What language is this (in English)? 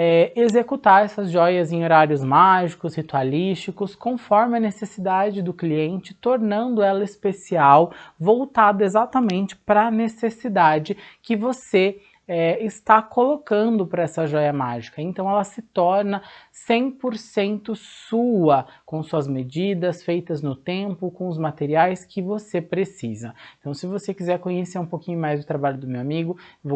Portuguese